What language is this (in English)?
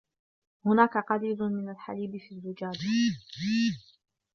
Arabic